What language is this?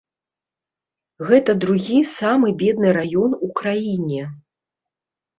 Belarusian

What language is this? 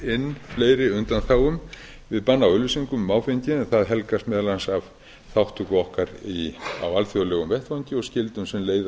Icelandic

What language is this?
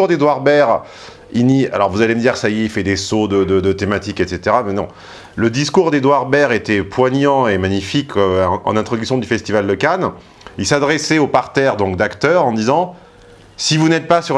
French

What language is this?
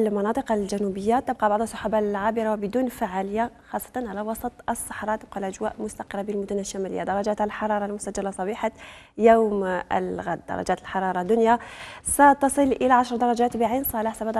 Arabic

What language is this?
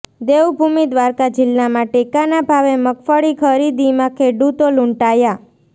Gujarati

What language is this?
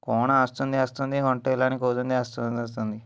Odia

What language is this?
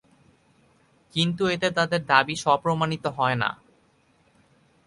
Bangla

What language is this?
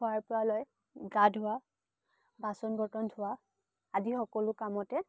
Assamese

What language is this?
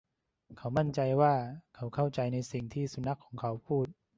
Thai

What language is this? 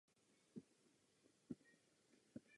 Czech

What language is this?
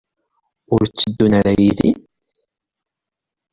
Kabyle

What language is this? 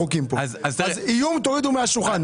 Hebrew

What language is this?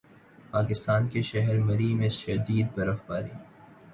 Urdu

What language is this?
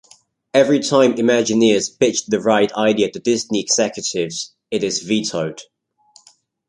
English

